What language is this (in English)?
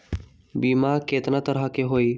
Magahi